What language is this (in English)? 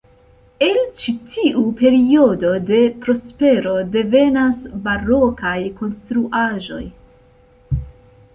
Esperanto